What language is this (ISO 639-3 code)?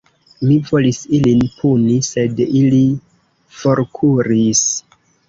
epo